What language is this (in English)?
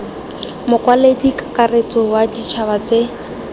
Tswana